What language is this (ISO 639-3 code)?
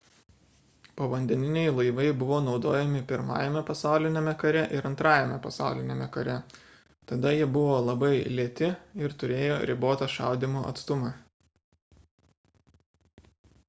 lit